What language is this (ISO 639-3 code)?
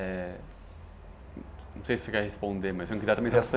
por